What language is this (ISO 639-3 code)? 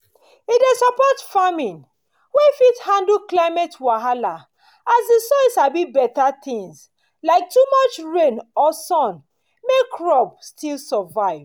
pcm